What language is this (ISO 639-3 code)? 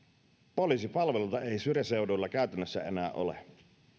fin